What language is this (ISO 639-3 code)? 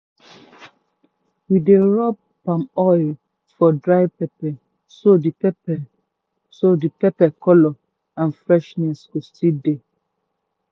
pcm